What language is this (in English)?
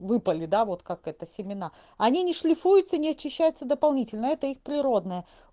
Russian